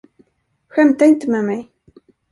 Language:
Swedish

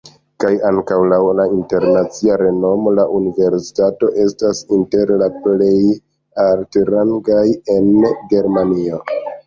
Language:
Esperanto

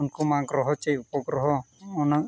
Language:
Santali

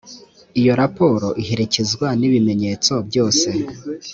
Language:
Kinyarwanda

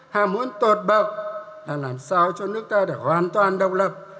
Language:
Vietnamese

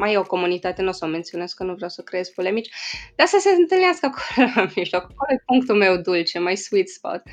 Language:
Romanian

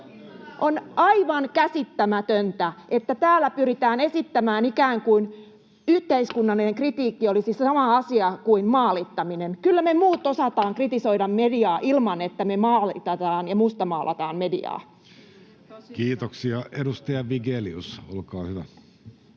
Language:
Finnish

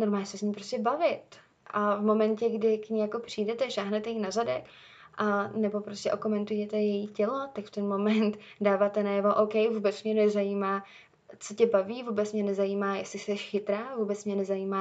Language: Czech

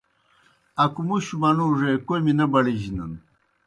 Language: Kohistani Shina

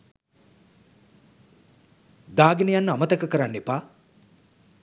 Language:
Sinhala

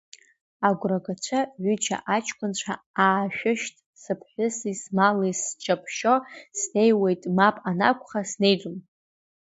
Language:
Abkhazian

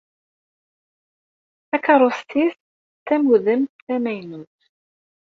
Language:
Kabyle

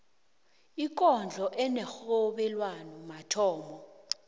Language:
South Ndebele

